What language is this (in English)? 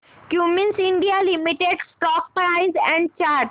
Marathi